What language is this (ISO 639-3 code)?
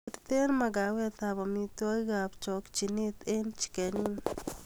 kln